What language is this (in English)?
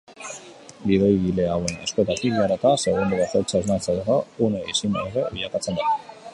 Basque